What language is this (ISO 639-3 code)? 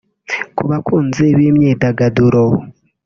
kin